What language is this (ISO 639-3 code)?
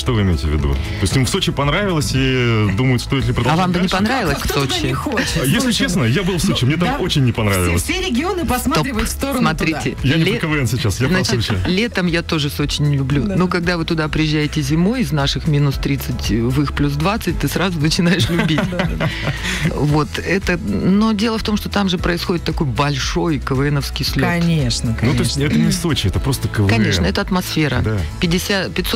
rus